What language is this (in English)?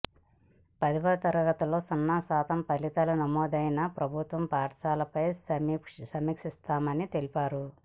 Telugu